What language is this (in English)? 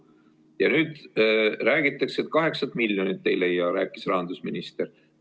Estonian